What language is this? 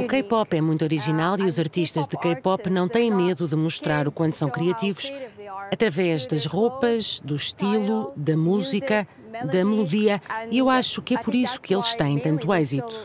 Portuguese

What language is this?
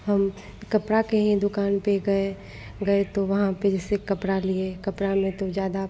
Hindi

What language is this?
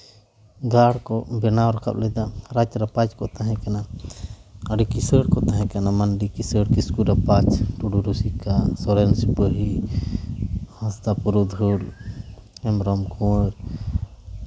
Santali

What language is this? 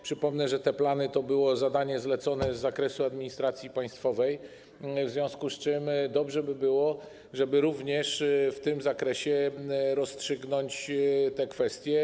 Polish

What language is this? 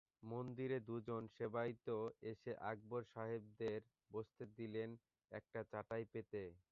Bangla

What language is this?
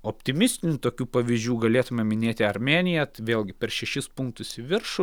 Lithuanian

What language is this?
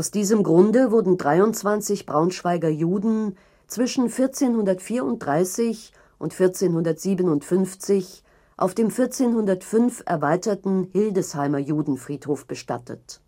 German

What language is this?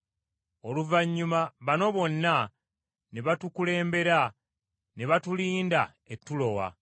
Ganda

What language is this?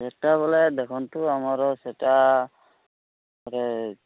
Odia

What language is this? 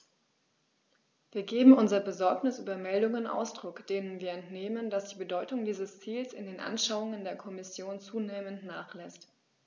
German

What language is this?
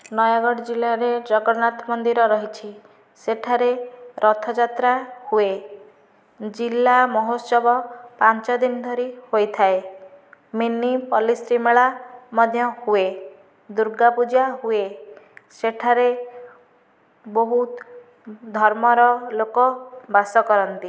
Odia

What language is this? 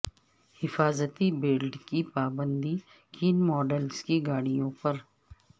Urdu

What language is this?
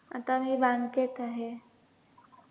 Marathi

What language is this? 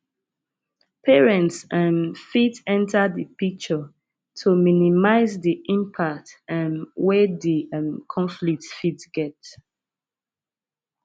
Nigerian Pidgin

